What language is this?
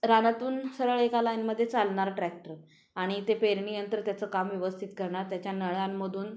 Marathi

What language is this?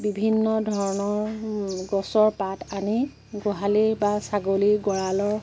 Assamese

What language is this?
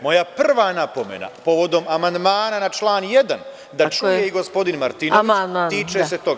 Serbian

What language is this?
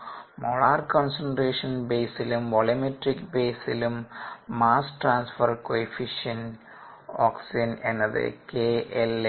Malayalam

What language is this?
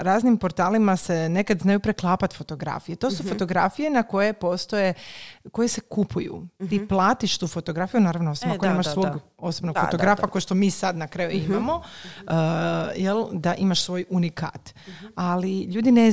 Croatian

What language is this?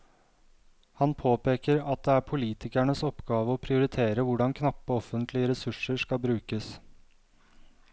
Norwegian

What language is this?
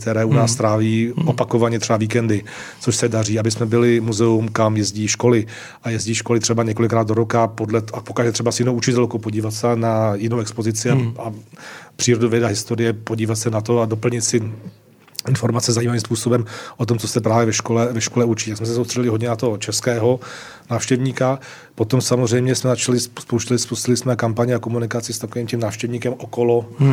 Czech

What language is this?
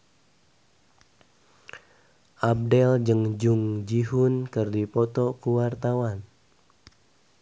Sundanese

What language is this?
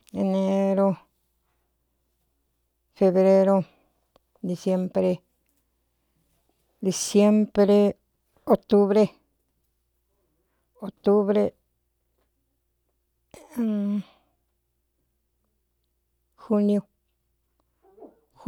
Cuyamecalco Mixtec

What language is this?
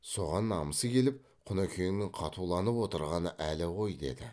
Kazakh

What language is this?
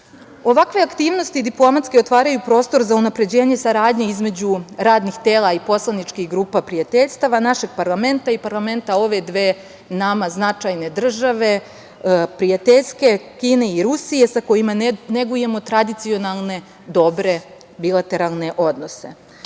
Serbian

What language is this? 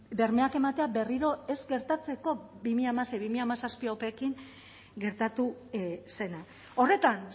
Basque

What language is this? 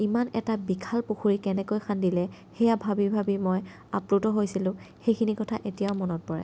Assamese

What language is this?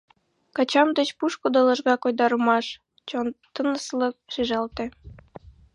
Mari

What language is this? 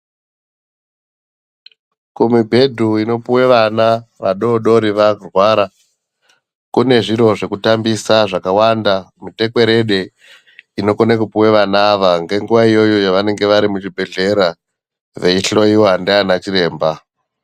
Ndau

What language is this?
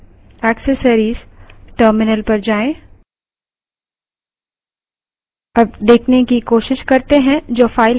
Hindi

